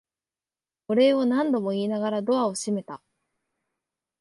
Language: Japanese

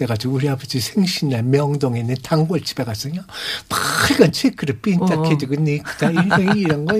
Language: Korean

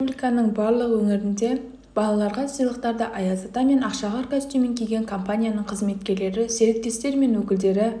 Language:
Kazakh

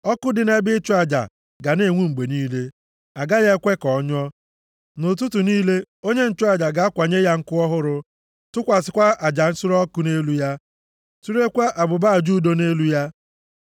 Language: Igbo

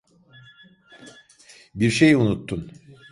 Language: Turkish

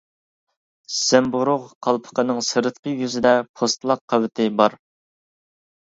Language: Uyghur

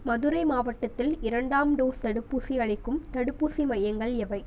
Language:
Tamil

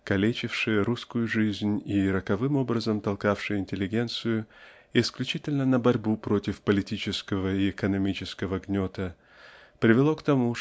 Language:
Russian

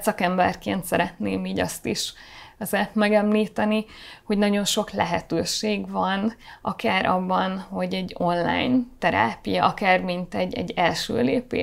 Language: Hungarian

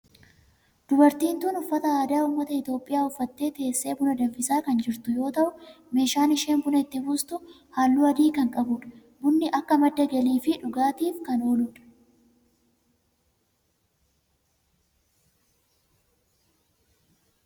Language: Oromo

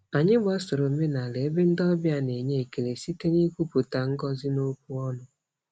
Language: Igbo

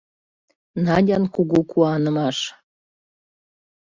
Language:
Mari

